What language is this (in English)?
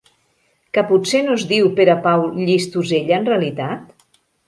Catalan